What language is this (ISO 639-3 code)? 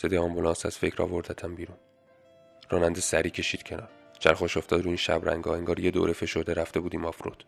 fas